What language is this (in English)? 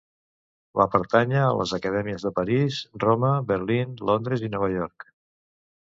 Catalan